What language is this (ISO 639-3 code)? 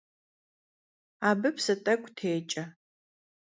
kbd